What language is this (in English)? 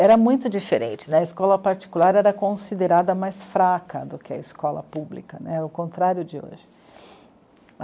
Portuguese